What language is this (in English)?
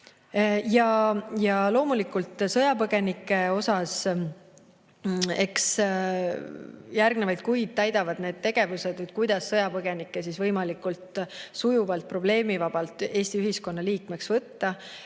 Estonian